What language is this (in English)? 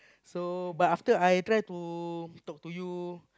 English